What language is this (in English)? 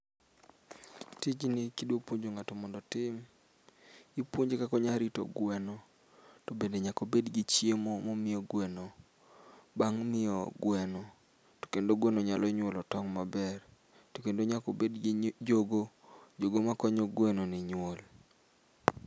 Luo (Kenya and Tanzania)